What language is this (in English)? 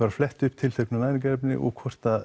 Icelandic